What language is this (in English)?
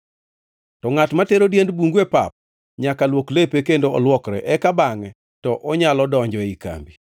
Luo (Kenya and Tanzania)